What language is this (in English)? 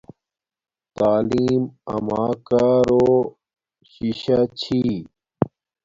Domaaki